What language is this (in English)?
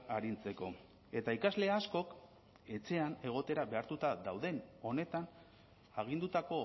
Basque